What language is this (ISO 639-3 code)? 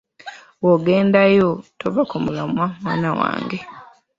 lug